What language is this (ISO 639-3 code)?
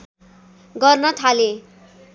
nep